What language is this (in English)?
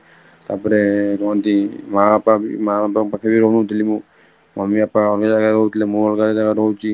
Odia